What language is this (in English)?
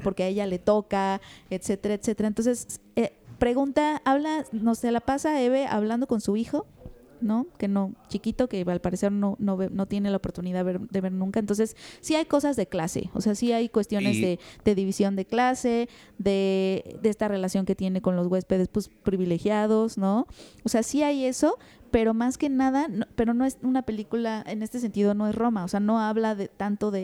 Spanish